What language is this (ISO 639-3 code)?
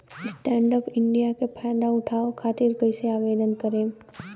bho